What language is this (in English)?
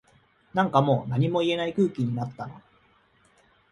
Japanese